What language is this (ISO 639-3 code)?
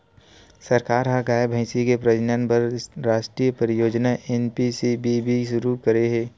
hne